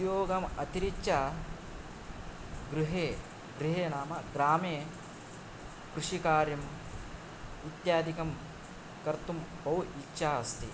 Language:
Sanskrit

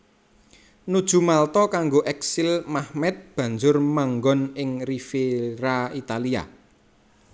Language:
Javanese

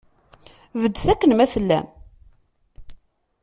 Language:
Kabyle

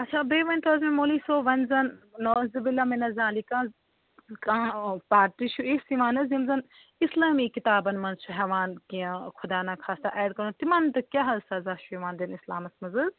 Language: Kashmiri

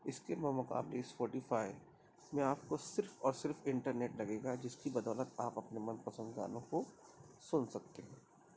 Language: Urdu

